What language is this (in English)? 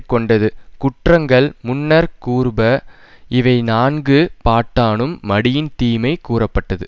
Tamil